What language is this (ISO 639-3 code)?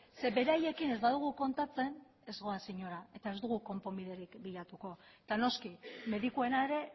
eus